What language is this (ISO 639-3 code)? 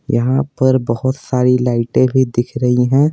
hin